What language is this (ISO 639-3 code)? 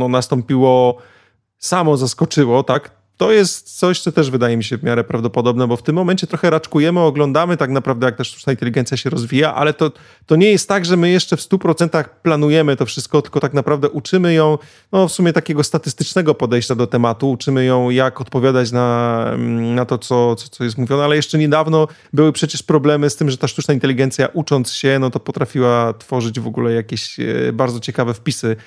pol